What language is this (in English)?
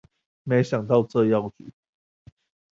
Chinese